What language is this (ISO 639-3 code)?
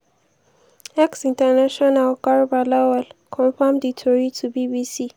pcm